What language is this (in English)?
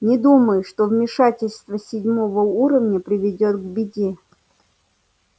Russian